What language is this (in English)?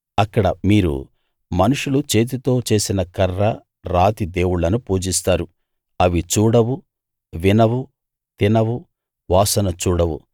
Telugu